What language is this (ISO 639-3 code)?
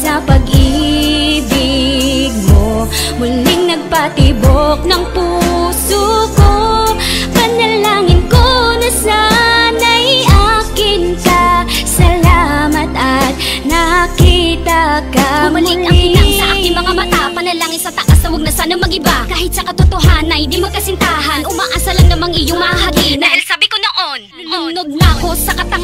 vie